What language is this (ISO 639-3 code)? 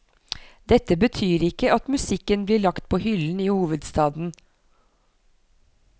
nor